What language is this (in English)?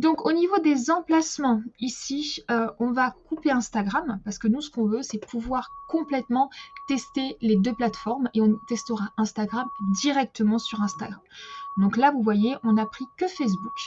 French